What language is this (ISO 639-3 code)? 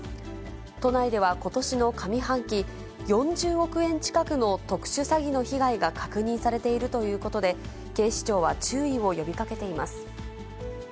jpn